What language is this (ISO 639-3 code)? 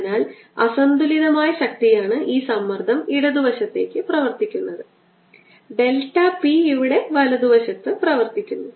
mal